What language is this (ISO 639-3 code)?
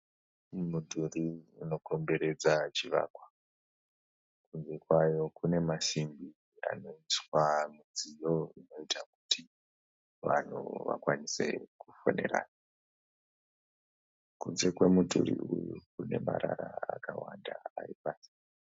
sna